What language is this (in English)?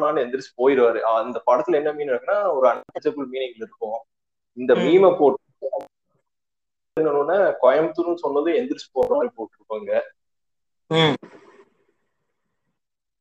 Tamil